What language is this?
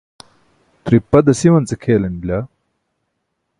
Burushaski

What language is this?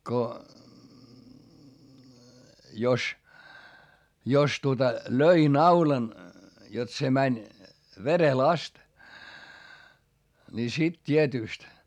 Finnish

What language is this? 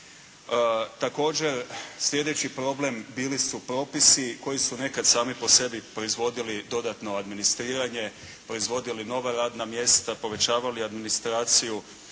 Croatian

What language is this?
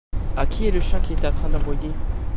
French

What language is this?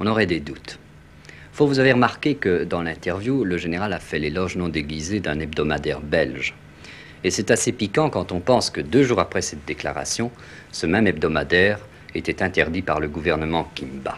French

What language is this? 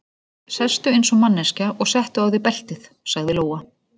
Icelandic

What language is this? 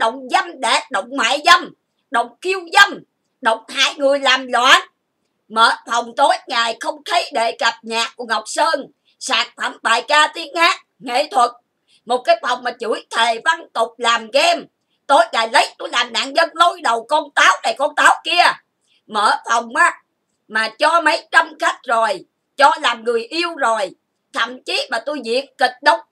Vietnamese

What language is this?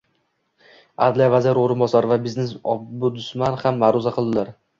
Uzbek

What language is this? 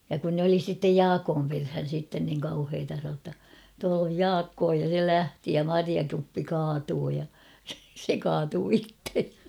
Finnish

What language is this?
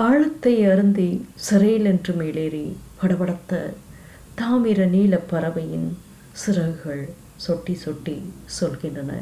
Tamil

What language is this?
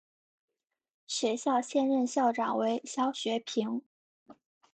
Chinese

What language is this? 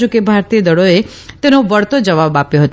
Gujarati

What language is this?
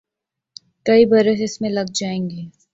Urdu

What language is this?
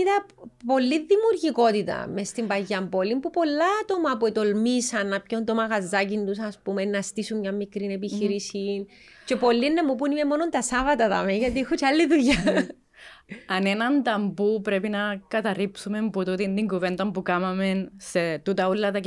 Greek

